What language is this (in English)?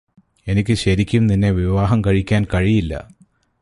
Malayalam